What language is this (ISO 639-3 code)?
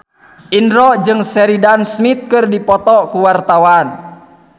sun